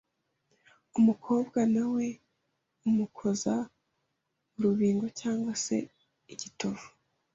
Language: Kinyarwanda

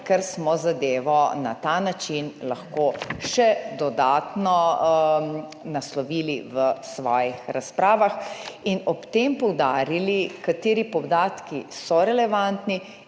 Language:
Slovenian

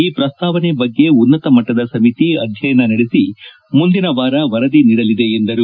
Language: Kannada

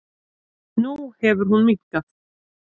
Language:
Icelandic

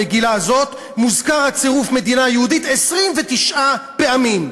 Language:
Hebrew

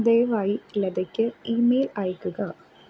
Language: Malayalam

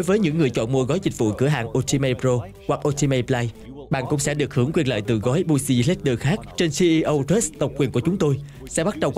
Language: Vietnamese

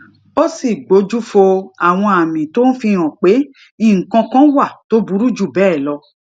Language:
Yoruba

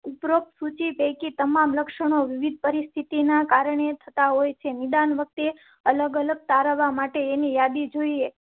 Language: Gujarati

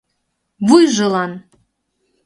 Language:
Mari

